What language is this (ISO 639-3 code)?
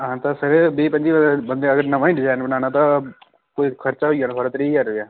doi